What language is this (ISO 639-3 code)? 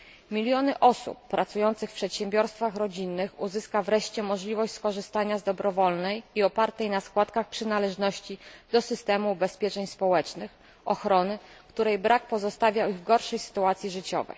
pol